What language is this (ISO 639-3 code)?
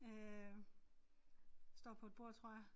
dan